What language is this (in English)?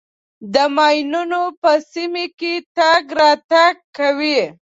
Pashto